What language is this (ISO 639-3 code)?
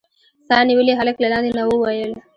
pus